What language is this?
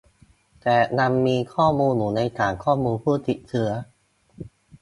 Thai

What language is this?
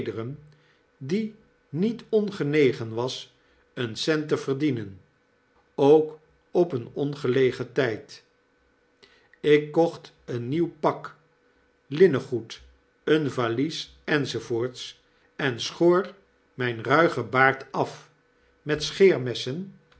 Dutch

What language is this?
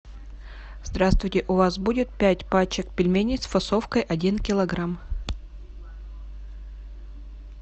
Russian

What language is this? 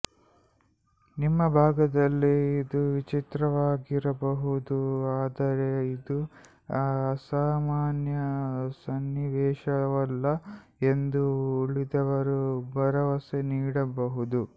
Kannada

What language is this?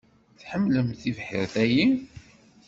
Kabyle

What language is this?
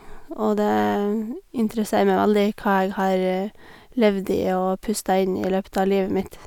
Norwegian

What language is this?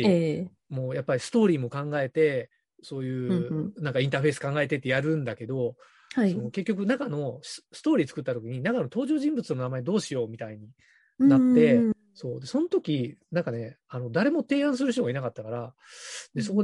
Japanese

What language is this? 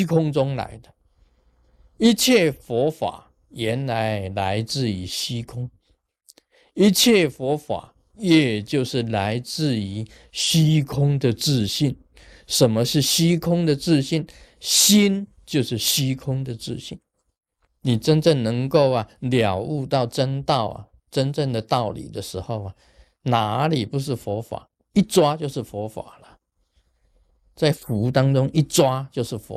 Chinese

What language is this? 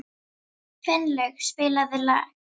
Icelandic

